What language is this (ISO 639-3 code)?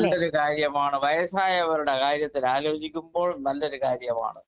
mal